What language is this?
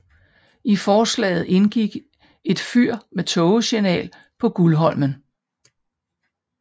Danish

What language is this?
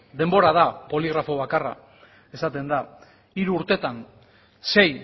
Basque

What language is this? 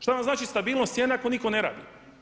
Croatian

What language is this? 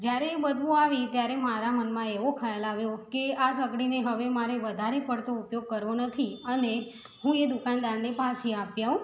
Gujarati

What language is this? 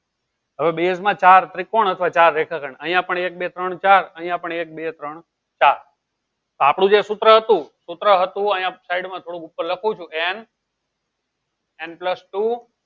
Gujarati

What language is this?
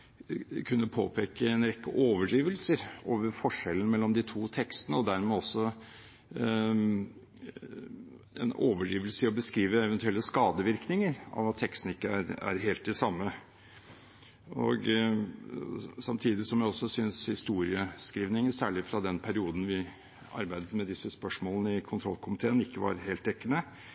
Norwegian Bokmål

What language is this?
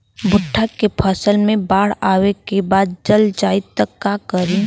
Bhojpuri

